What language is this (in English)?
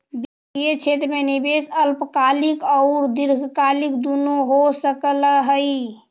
Magahi